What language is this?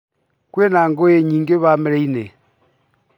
Kikuyu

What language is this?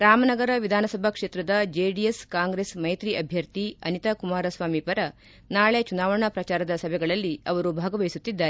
Kannada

